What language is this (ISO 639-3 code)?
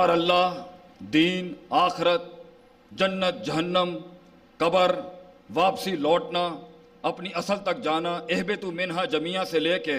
urd